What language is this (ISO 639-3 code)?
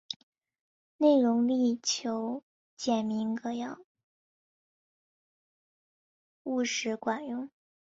zho